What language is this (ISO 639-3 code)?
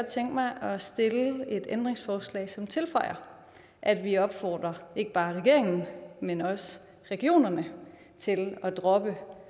dan